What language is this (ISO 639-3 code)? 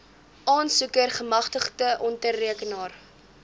afr